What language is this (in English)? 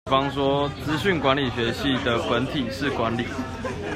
Chinese